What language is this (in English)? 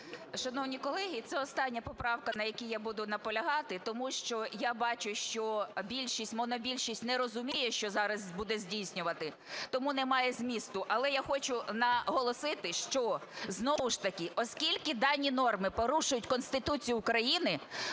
Ukrainian